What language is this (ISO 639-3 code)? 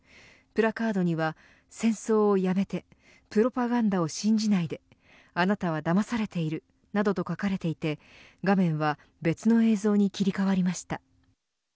jpn